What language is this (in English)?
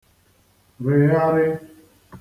Igbo